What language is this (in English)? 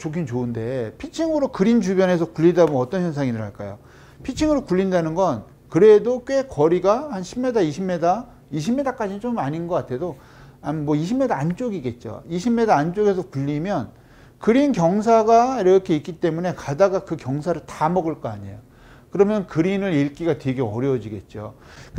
Korean